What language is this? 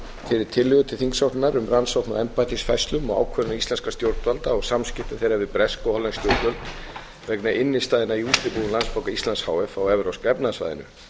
Icelandic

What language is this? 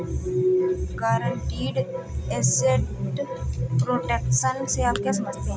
Hindi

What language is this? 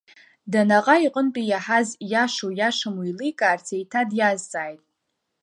Abkhazian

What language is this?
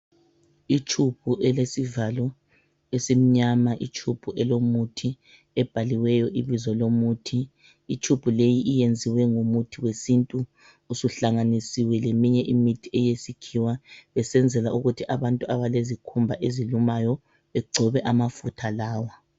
North Ndebele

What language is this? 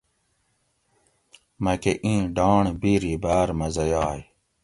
Gawri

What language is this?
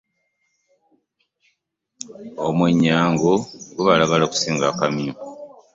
Ganda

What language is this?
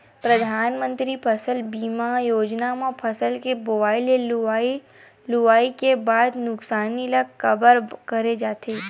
Chhattisgarhi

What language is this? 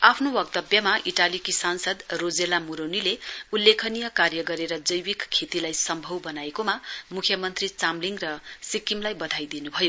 Nepali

